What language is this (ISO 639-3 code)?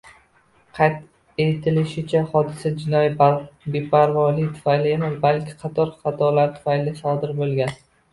uzb